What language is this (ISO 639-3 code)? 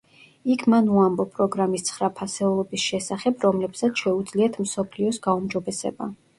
kat